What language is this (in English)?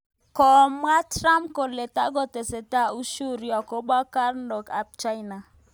Kalenjin